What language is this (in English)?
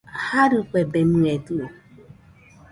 Nüpode Huitoto